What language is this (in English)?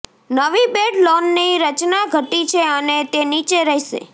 Gujarati